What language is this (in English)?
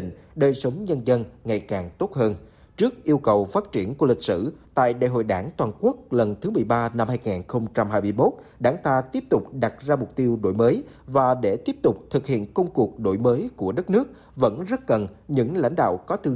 Vietnamese